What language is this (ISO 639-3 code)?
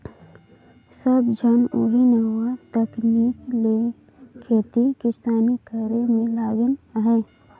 hne